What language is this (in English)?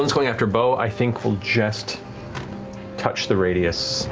English